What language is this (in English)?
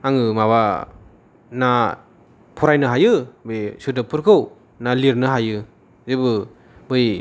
Bodo